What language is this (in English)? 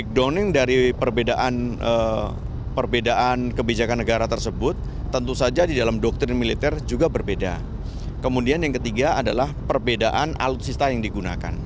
Indonesian